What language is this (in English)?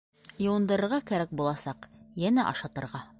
Bashkir